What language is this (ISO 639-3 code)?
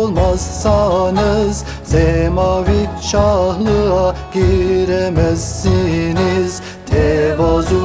tur